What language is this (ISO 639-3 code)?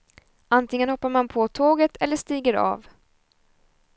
swe